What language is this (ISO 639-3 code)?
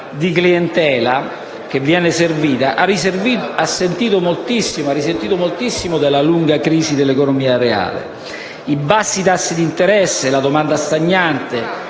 ita